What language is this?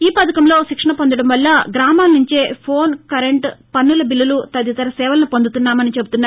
Telugu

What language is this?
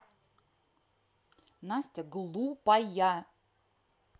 Russian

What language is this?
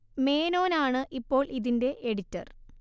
Malayalam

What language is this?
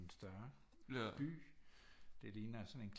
Danish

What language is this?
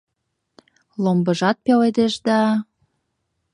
Mari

